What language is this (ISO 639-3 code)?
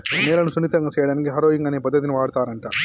tel